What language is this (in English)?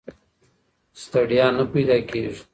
Pashto